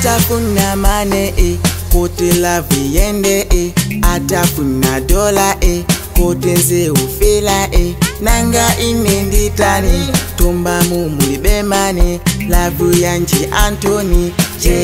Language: English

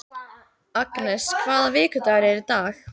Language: Icelandic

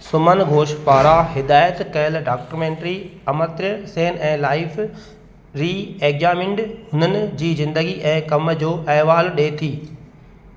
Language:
Sindhi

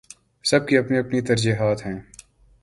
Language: Urdu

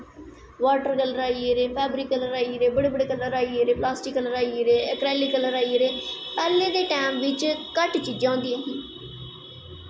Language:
Dogri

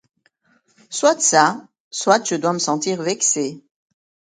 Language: French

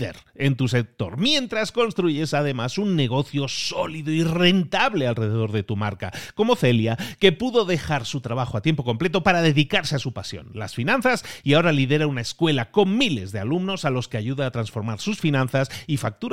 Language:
Spanish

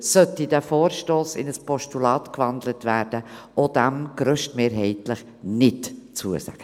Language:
Swiss German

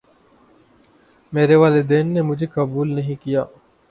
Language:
Urdu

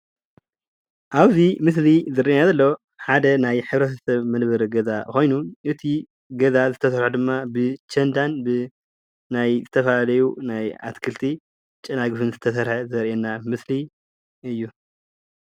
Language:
Tigrinya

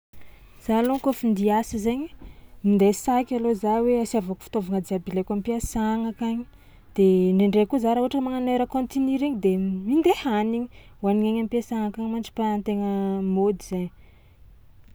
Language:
Tsimihety Malagasy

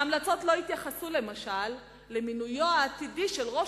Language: Hebrew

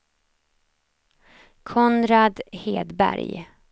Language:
Swedish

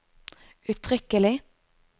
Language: Norwegian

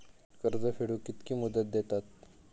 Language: Marathi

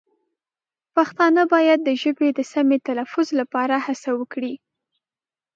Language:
Pashto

